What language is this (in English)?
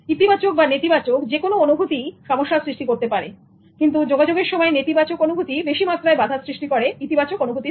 Bangla